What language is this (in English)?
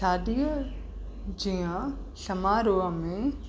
Sindhi